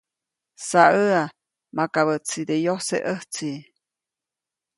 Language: Copainalá Zoque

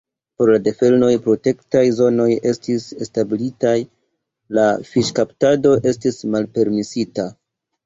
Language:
Esperanto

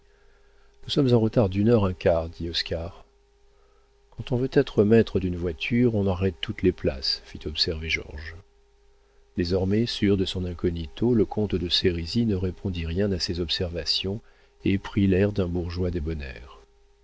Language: French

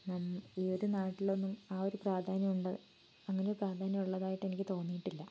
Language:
Malayalam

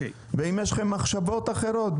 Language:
Hebrew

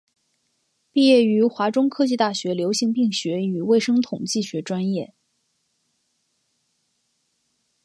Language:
Chinese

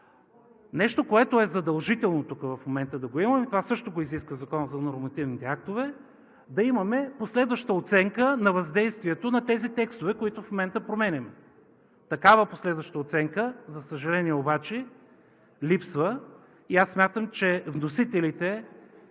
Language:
Bulgarian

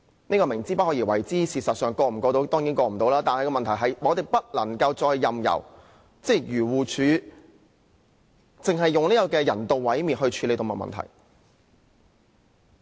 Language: Cantonese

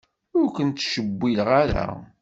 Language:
Kabyle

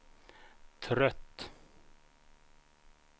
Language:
Swedish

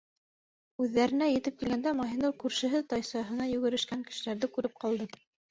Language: Bashkir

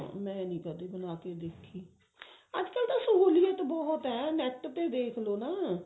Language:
Punjabi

